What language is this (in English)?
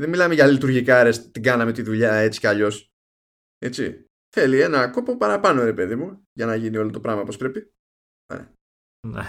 Greek